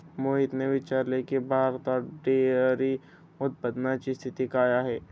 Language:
Marathi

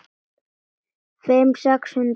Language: Icelandic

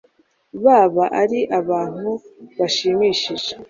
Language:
Kinyarwanda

